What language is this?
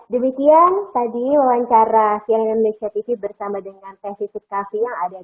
Indonesian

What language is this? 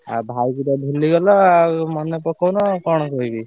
Odia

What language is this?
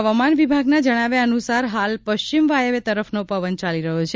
Gujarati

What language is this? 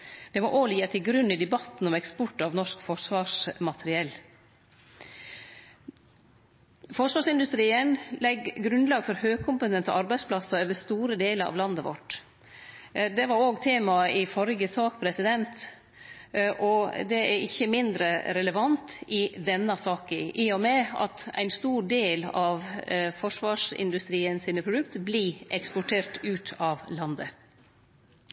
Norwegian Nynorsk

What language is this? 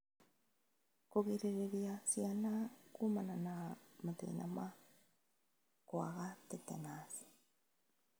Kikuyu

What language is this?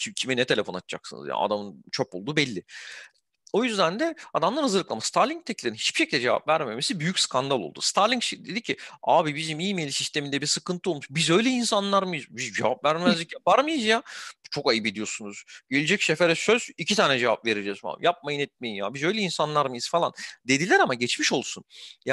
Turkish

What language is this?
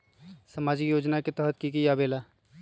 Magahi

